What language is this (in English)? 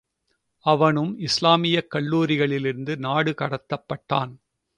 Tamil